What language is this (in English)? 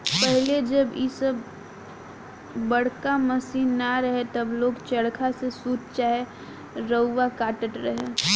Bhojpuri